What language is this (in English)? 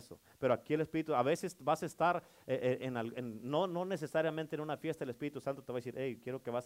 Spanish